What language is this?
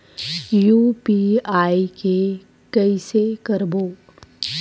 Chhattisgarhi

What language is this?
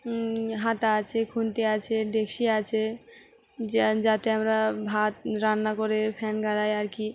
Bangla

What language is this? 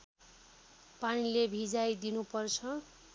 Nepali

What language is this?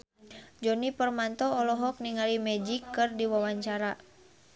Sundanese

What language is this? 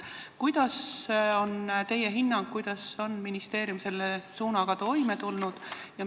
Estonian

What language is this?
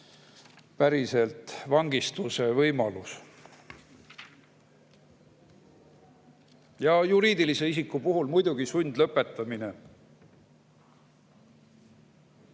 Estonian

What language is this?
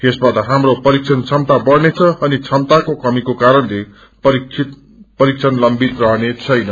Nepali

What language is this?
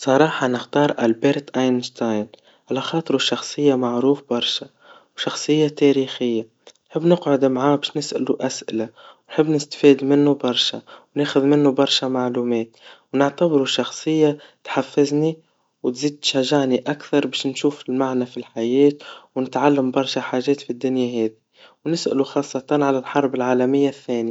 Tunisian Arabic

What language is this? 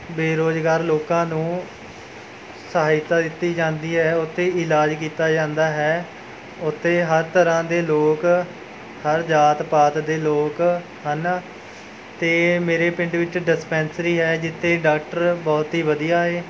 Punjabi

